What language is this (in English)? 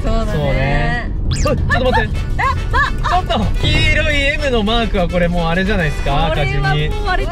Japanese